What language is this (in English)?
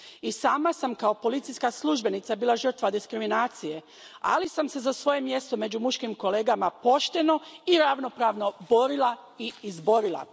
Croatian